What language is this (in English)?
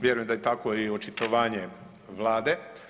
Croatian